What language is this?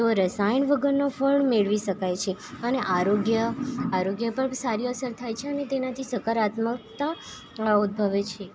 Gujarati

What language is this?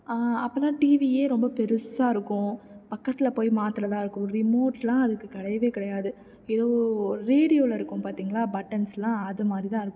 Tamil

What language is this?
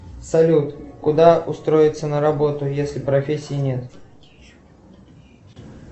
Russian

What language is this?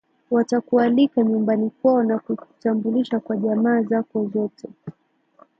Swahili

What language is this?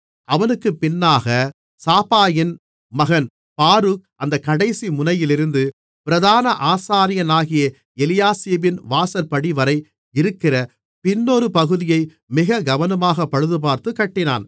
Tamil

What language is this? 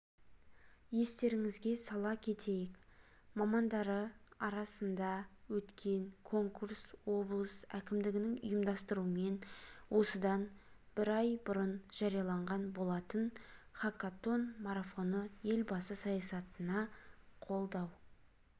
Kazakh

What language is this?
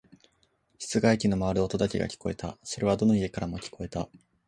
Japanese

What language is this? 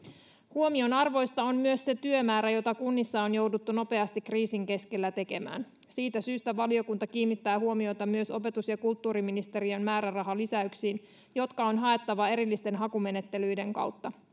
Finnish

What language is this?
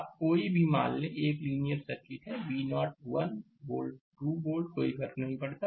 Hindi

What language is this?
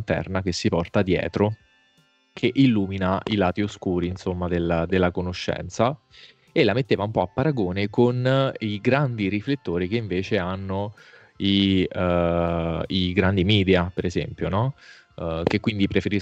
Italian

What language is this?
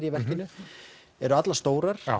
Icelandic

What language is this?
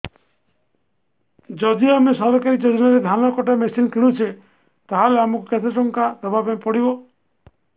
Odia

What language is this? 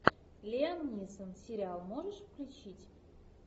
Russian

